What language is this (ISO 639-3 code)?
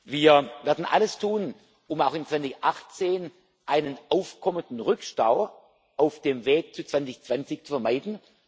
deu